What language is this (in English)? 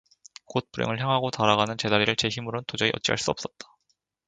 Korean